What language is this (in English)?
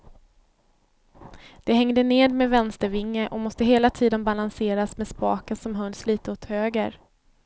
Swedish